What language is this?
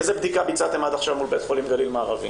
Hebrew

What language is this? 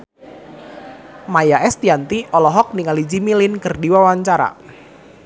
Sundanese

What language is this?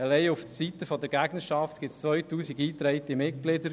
Swiss German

